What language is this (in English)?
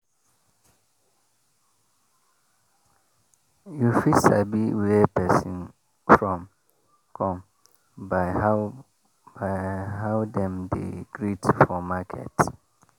Nigerian Pidgin